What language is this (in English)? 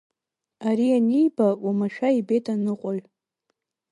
Abkhazian